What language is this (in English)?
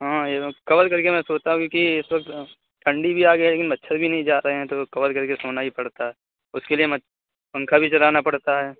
Urdu